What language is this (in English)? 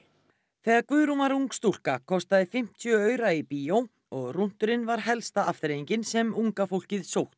Icelandic